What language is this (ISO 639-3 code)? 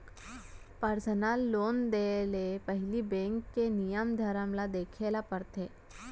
hne